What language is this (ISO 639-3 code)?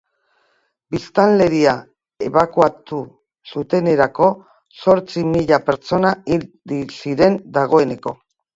eus